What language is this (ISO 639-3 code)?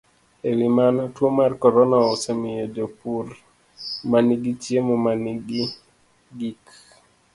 luo